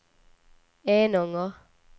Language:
Swedish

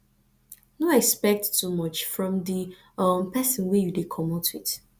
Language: Nigerian Pidgin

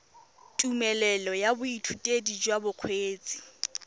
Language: Tswana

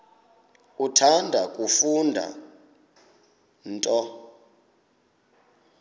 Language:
Xhosa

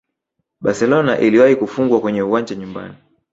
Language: Swahili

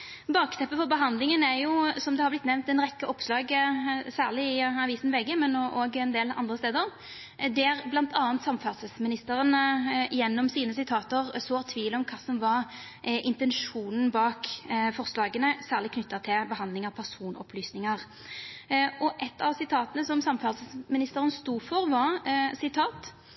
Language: Norwegian Nynorsk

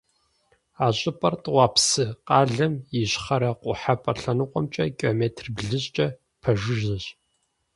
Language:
Kabardian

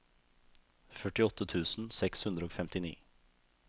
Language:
Norwegian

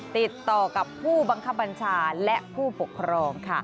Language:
Thai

